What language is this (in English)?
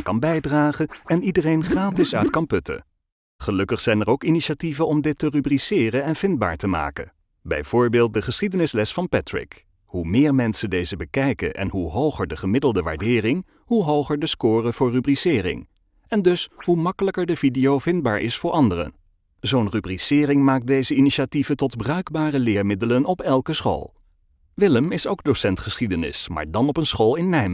Dutch